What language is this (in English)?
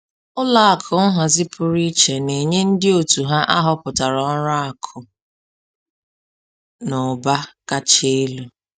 Igbo